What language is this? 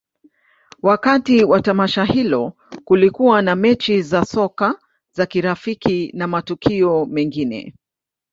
Swahili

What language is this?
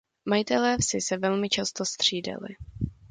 Czech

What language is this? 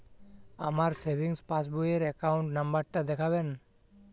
Bangla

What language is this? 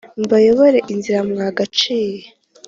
Kinyarwanda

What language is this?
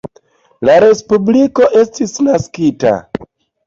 Esperanto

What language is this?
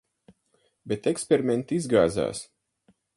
Latvian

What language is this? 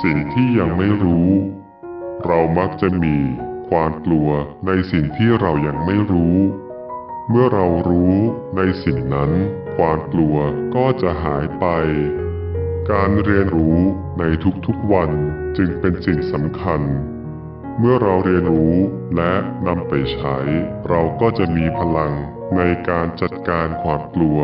Thai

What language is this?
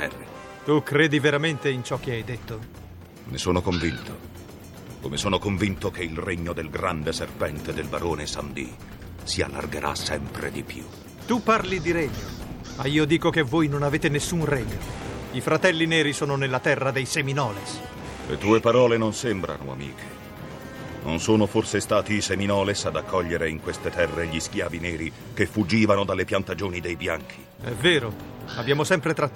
Italian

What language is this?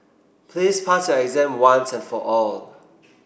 English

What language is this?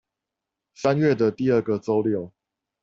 Chinese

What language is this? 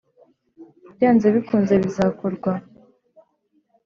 Kinyarwanda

